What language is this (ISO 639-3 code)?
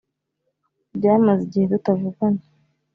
kin